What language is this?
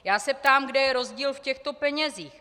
Czech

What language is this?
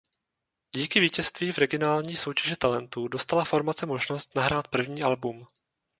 Czech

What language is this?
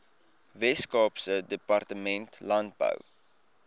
Afrikaans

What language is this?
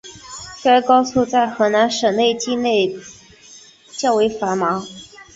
Chinese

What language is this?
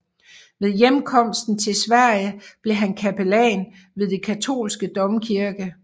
Danish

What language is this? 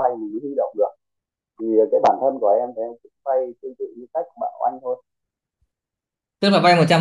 Vietnamese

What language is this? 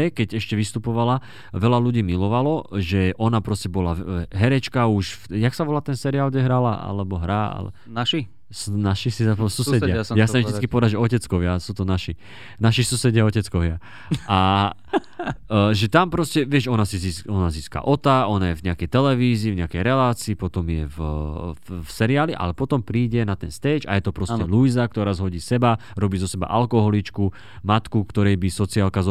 Slovak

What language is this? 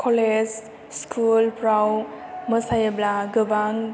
Bodo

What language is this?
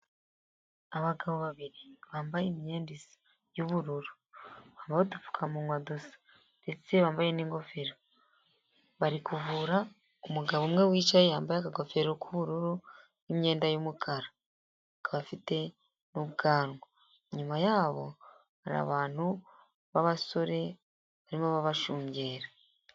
Kinyarwanda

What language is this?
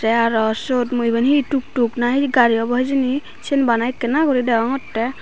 Chakma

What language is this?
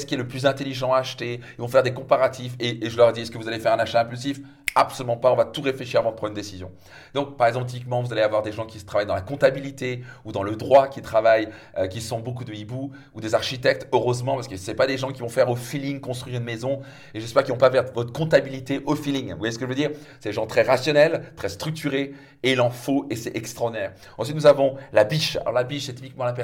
French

